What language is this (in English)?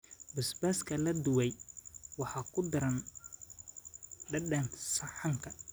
Somali